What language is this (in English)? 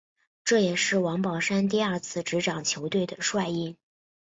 Chinese